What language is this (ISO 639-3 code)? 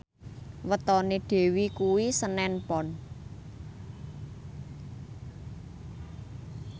jav